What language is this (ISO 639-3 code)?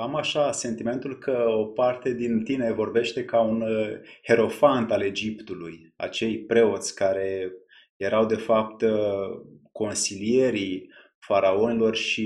ron